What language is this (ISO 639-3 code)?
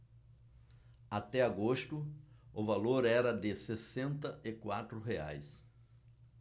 por